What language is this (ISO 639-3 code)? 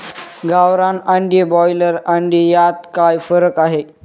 mar